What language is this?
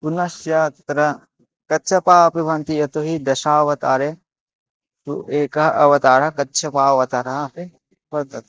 Sanskrit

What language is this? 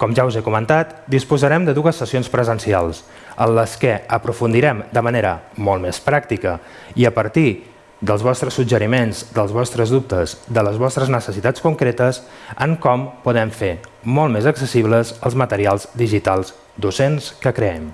Catalan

